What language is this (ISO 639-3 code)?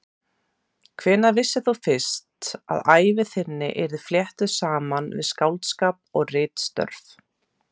isl